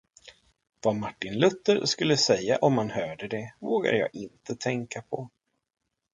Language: Swedish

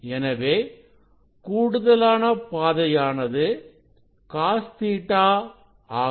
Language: Tamil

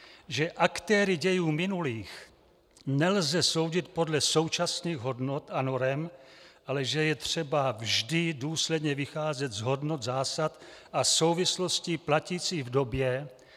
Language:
Czech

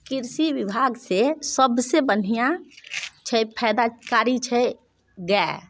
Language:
Maithili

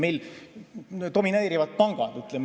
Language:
Estonian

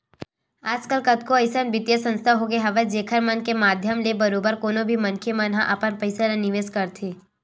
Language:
Chhattisgarhi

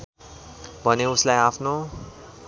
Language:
Nepali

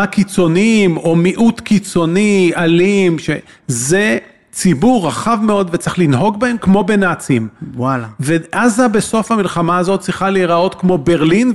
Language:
Hebrew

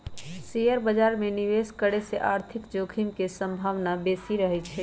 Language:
Magahi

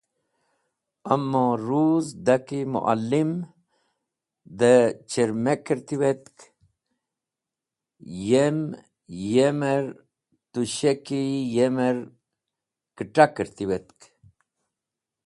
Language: Wakhi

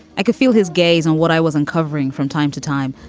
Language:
English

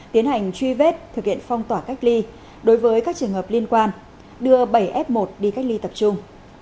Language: Vietnamese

